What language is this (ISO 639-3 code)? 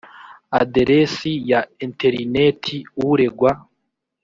kin